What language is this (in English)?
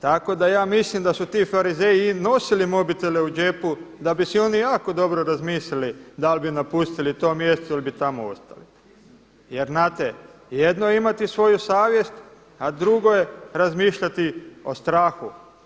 Croatian